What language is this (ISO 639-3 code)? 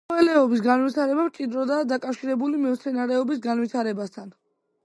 kat